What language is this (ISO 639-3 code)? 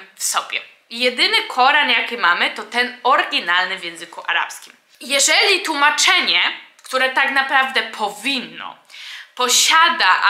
pol